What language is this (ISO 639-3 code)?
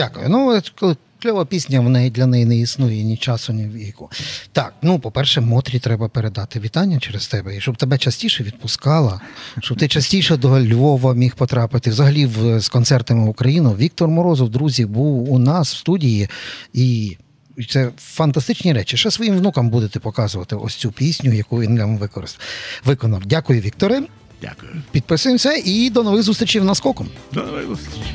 ukr